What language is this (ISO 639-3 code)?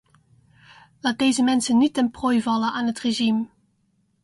nld